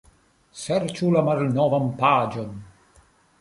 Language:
Esperanto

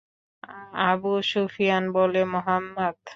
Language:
Bangla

